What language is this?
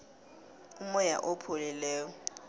South Ndebele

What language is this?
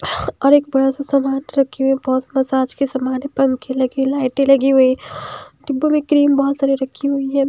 Hindi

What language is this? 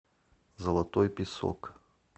Russian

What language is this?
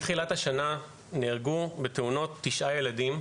Hebrew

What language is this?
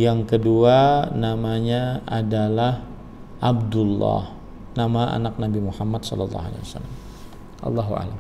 Indonesian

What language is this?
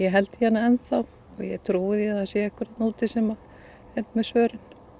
Icelandic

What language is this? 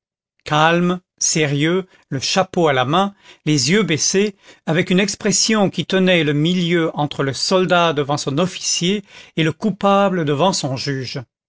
French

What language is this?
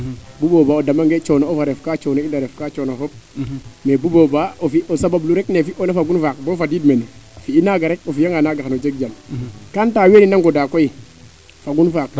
Serer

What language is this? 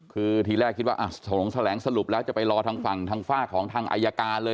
Thai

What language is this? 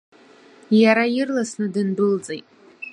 Abkhazian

